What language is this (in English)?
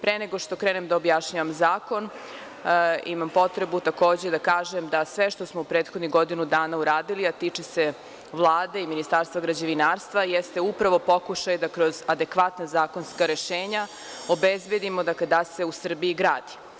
Serbian